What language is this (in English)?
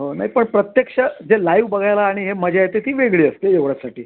Marathi